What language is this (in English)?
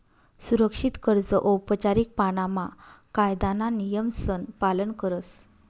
Marathi